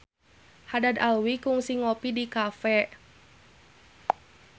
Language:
Sundanese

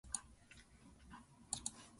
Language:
Japanese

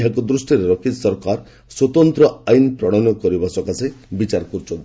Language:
Odia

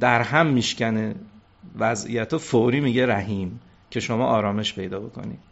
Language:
Persian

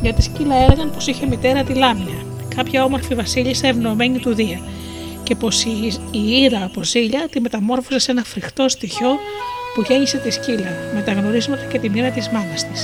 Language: Greek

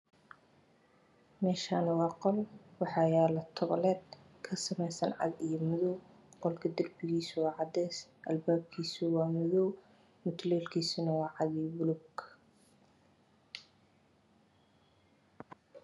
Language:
Somali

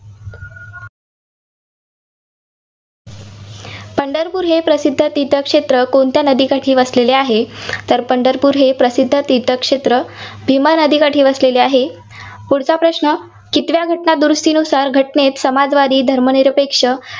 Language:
Marathi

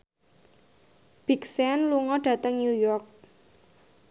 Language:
Javanese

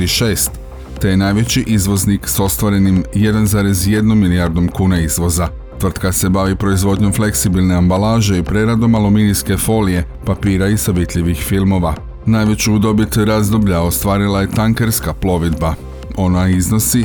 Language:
Croatian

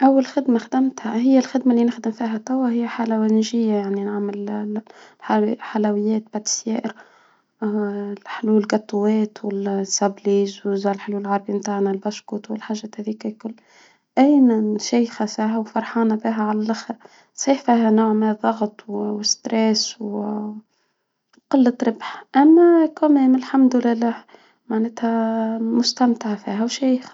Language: Tunisian Arabic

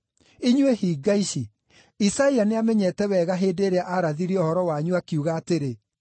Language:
Kikuyu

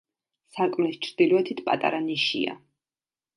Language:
Georgian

